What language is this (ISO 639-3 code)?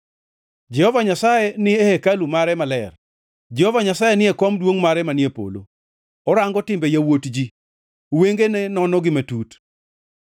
luo